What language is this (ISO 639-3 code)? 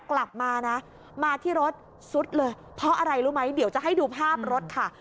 tha